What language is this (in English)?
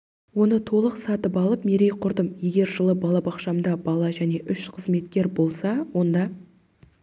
Kazakh